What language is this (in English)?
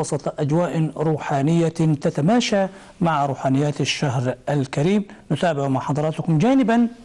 Arabic